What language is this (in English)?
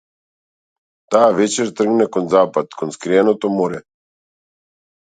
Macedonian